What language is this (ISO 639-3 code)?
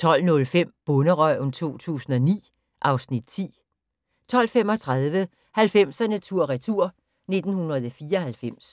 dan